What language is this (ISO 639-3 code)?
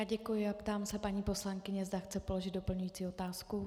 ces